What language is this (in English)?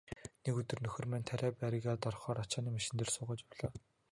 Mongolian